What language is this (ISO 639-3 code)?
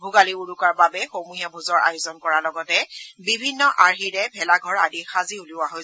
asm